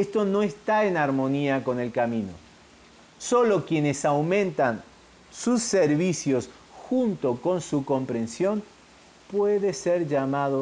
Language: Spanish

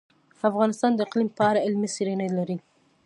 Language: Pashto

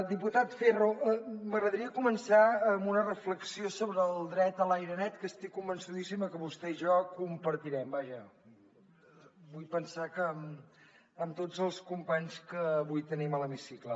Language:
Catalan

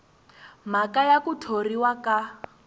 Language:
Tsonga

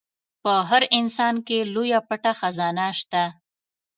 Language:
Pashto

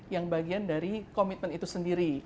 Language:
Indonesian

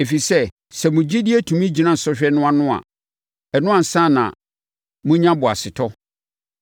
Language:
Akan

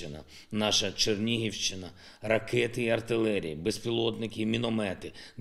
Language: Ukrainian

